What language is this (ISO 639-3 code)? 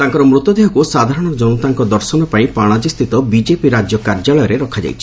ori